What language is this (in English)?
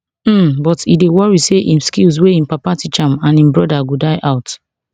Nigerian Pidgin